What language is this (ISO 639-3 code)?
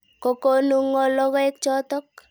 kln